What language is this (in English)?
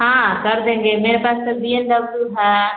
Hindi